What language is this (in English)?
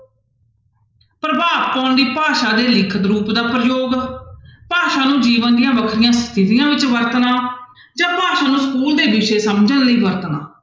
Punjabi